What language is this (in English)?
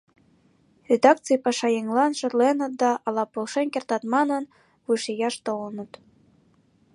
Mari